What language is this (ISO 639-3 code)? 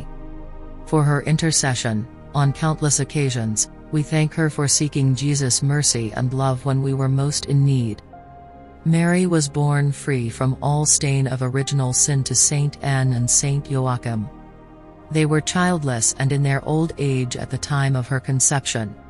eng